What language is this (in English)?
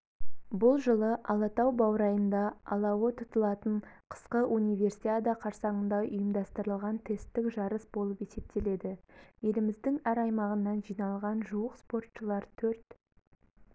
Kazakh